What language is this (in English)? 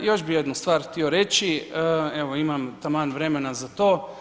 Croatian